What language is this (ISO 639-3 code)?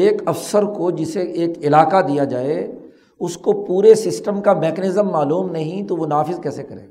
urd